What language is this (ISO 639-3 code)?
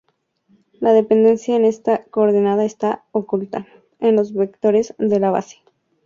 spa